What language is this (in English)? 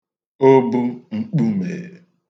Igbo